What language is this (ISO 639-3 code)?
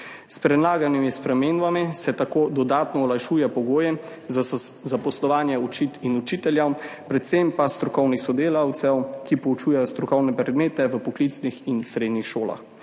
slv